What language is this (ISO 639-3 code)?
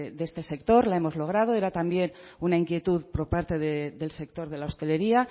spa